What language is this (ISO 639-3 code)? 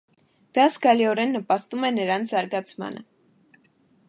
hye